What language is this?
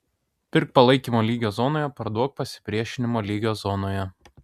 Lithuanian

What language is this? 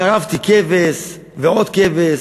Hebrew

